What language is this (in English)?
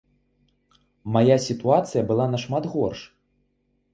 Belarusian